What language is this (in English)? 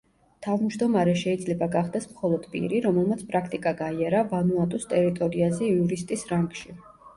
Georgian